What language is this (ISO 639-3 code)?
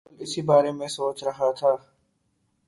urd